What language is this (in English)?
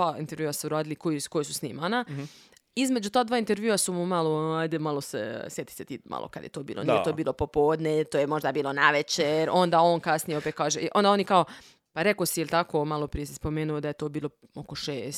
Croatian